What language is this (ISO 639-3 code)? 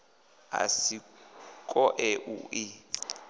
ven